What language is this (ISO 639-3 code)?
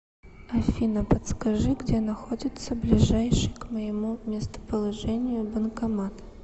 rus